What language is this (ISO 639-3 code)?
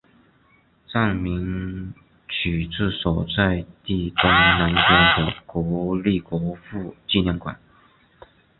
zho